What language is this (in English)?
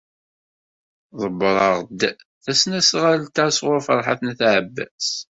Kabyle